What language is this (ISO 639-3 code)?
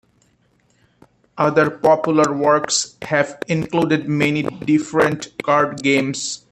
eng